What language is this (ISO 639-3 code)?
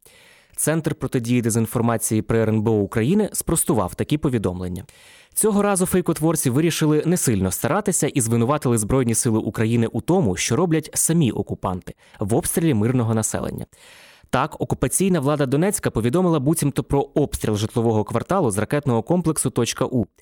ukr